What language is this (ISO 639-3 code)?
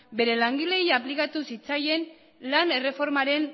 eus